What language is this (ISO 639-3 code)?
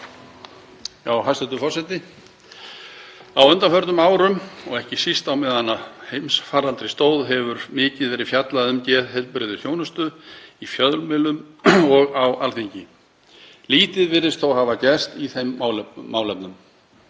isl